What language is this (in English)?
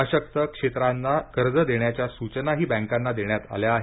Marathi